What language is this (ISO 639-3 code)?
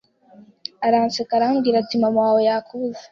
kin